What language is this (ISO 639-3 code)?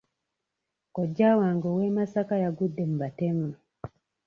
lug